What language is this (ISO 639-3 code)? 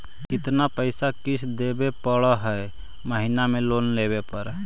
mag